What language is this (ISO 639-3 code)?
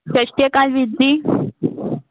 pan